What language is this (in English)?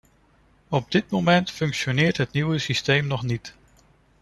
Dutch